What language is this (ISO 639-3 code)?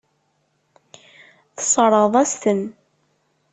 kab